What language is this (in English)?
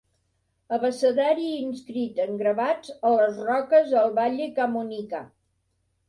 Catalan